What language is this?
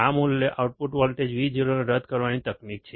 Gujarati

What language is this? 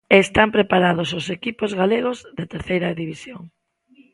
Galician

